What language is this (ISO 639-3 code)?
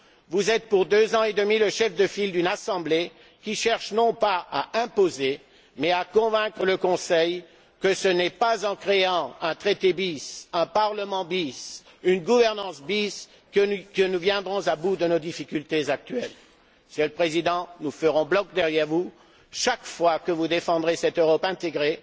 fra